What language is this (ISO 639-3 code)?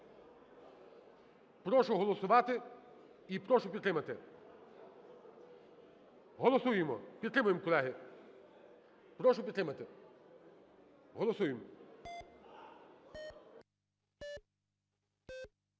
ukr